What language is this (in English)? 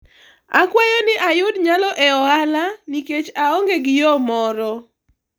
Luo (Kenya and Tanzania)